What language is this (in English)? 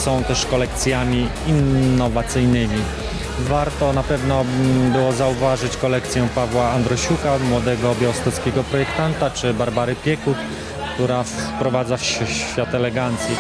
Polish